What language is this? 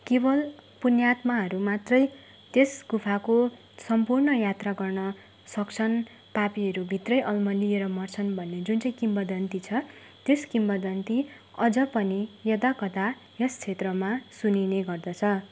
Nepali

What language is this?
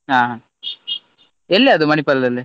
Kannada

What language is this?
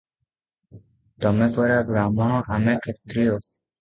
Odia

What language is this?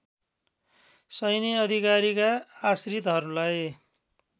Nepali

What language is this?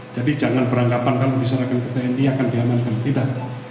Indonesian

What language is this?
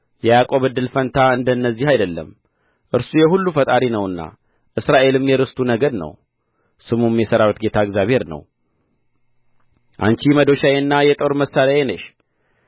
Amharic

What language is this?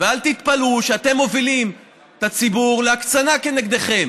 Hebrew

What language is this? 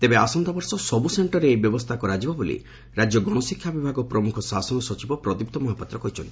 Odia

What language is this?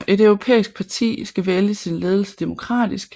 Danish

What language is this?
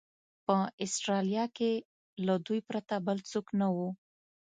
Pashto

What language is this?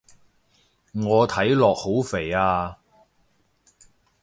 Cantonese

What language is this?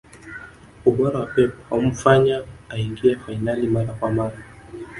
Swahili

